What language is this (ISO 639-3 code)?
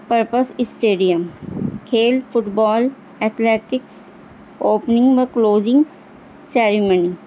urd